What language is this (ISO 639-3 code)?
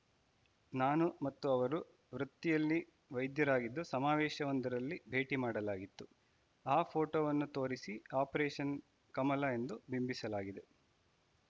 kan